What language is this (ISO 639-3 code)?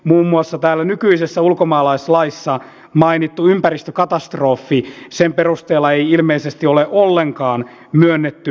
fin